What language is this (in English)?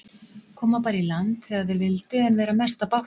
Icelandic